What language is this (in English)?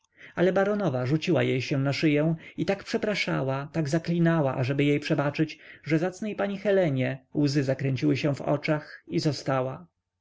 Polish